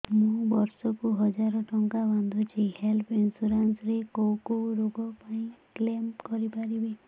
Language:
Odia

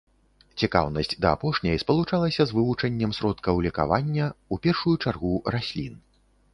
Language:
Belarusian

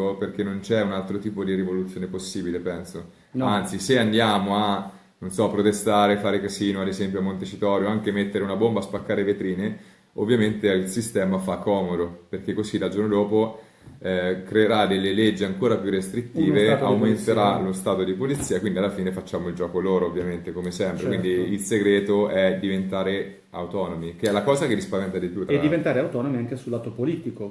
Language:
Italian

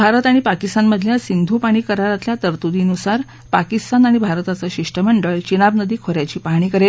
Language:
Marathi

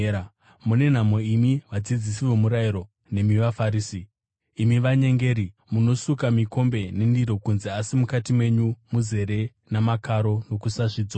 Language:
Shona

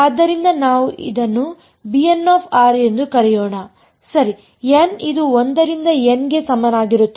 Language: Kannada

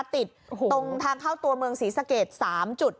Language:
Thai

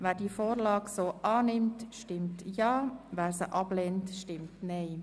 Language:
Swiss German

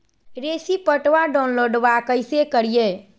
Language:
Magahi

